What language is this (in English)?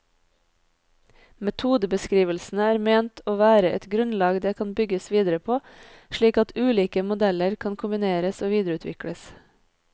Norwegian